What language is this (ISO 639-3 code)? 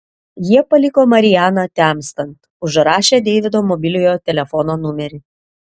lit